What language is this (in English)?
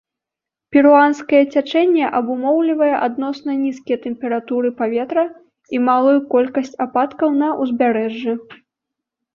Belarusian